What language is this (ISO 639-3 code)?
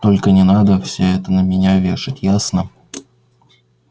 rus